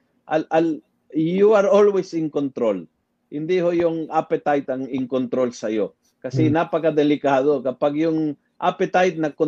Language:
Filipino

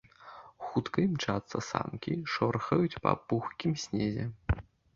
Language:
Belarusian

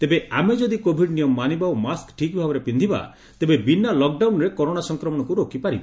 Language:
Odia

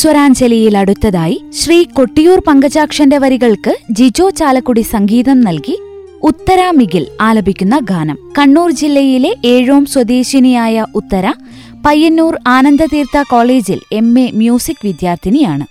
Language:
Malayalam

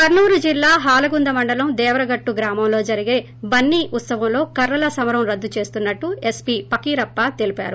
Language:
Telugu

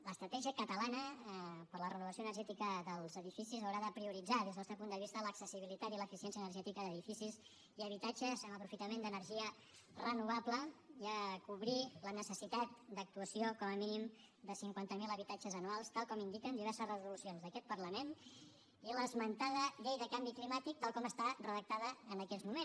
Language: Catalan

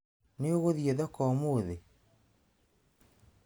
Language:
Kikuyu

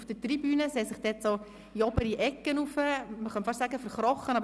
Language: Swiss German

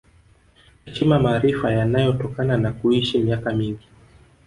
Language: Swahili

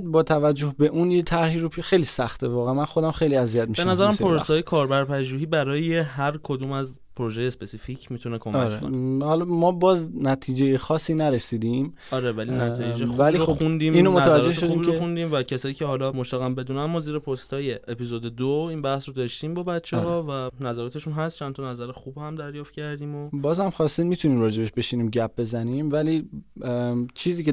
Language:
Persian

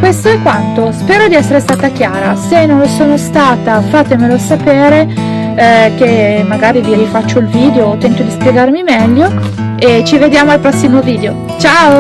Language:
Italian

